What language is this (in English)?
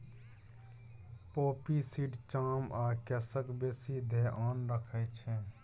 Maithili